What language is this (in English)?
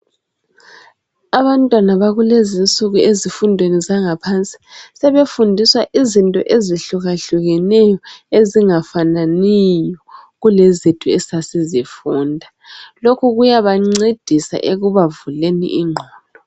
North Ndebele